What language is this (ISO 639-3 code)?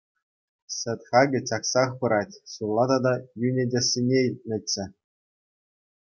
chv